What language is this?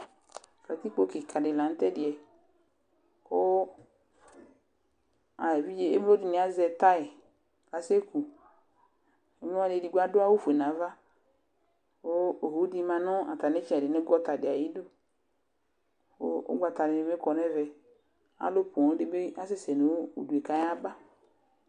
Ikposo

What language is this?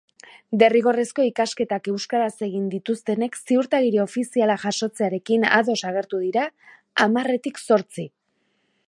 Basque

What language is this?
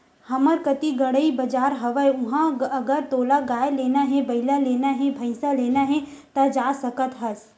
Chhattisgarhi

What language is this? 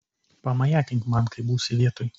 Lithuanian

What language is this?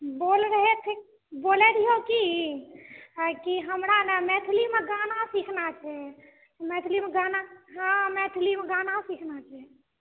Maithili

